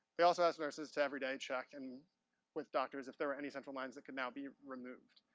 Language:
English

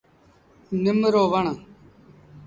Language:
Sindhi Bhil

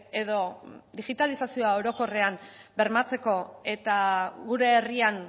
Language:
Basque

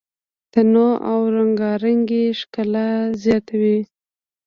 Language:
Pashto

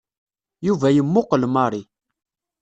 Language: Kabyle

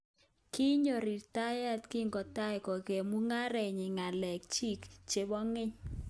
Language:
Kalenjin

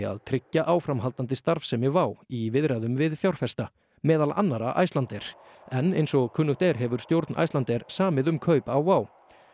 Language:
Icelandic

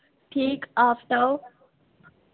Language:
Dogri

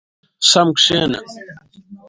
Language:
Pashto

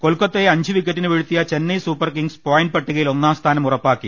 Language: Malayalam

